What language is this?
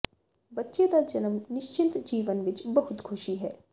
Punjabi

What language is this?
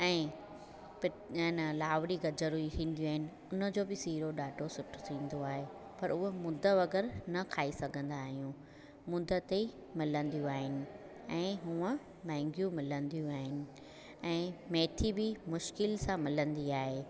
Sindhi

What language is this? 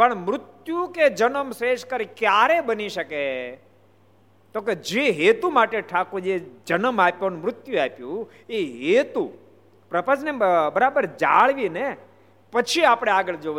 Gujarati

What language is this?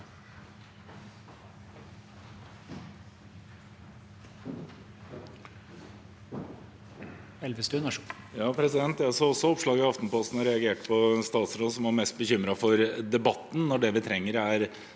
Norwegian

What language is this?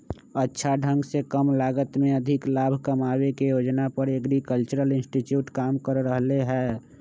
Magahi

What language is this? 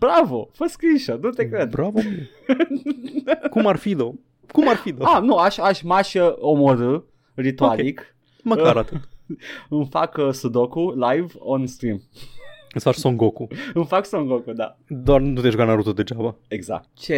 Romanian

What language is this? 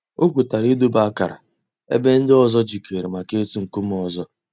Igbo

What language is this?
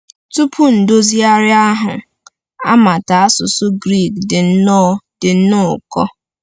Igbo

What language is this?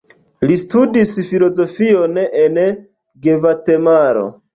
Esperanto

